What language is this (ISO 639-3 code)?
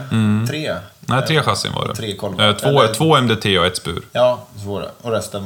swe